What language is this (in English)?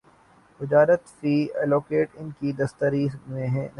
Urdu